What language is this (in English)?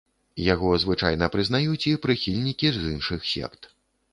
Belarusian